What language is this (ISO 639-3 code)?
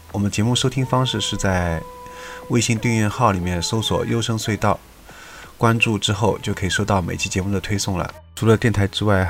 zho